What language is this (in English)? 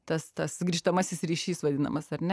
Lithuanian